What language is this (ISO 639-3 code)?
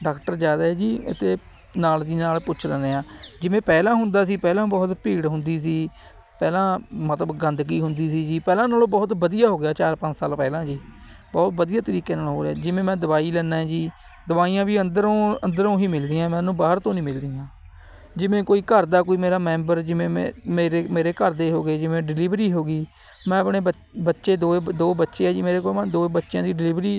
pan